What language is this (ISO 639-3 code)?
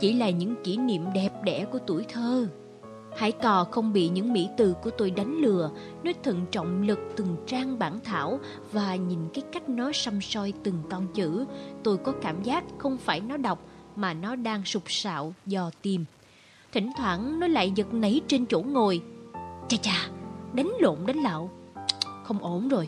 vie